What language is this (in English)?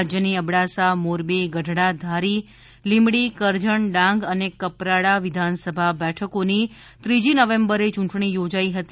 Gujarati